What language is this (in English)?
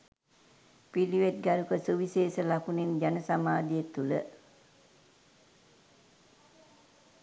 Sinhala